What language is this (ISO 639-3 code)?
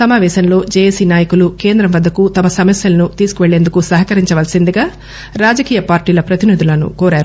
tel